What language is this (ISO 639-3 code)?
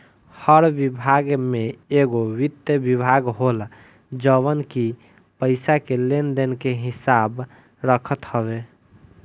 bho